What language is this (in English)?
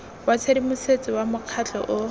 Tswana